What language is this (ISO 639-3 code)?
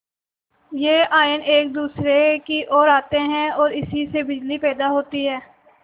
hin